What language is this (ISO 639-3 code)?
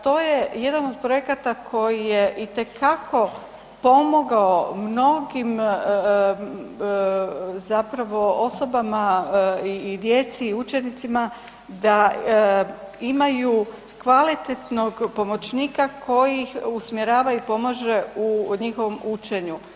hrv